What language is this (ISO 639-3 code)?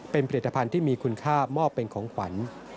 tha